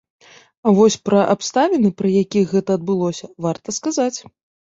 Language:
Belarusian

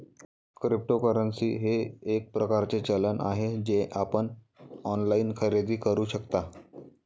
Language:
Marathi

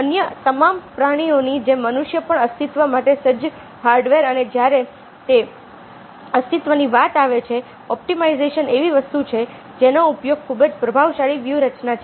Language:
Gujarati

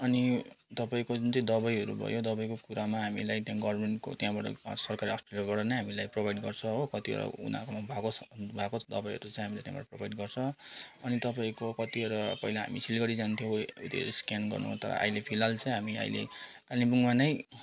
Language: Nepali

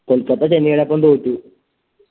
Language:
Malayalam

